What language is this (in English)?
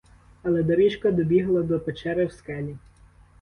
Ukrainian